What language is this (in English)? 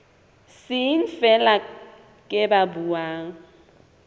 Southern Sotho